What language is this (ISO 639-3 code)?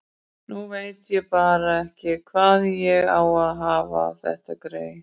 isl